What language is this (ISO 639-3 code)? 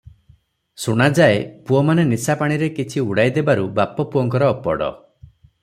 ori